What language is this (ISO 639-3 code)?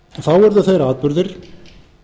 isl